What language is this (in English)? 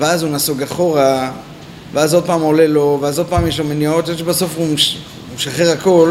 Hebrew